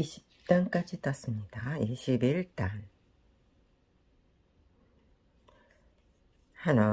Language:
Korean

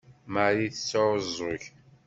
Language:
Kabyle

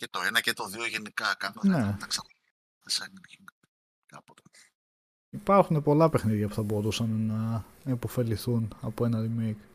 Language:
Greek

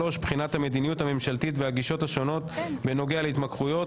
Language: Hebrew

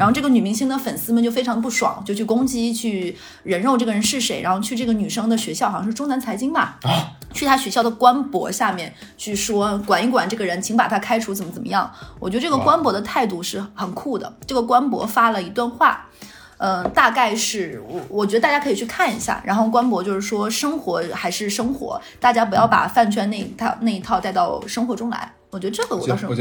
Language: Chinese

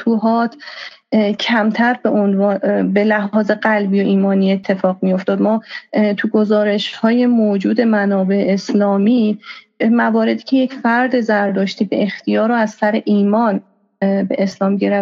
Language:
Persian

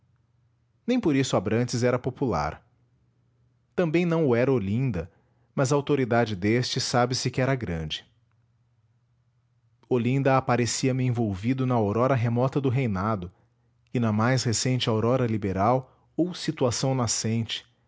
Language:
Portuguese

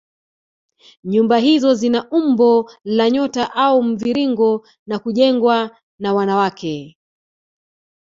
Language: Swahili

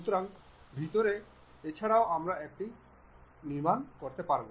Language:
Bangla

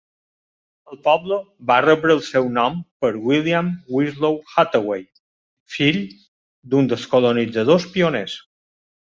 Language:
Catalan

